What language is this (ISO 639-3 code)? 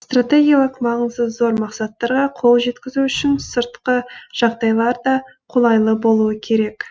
kaz